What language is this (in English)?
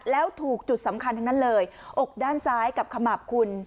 Thai